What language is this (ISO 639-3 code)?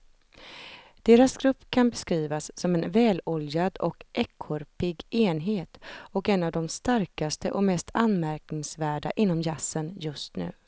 swe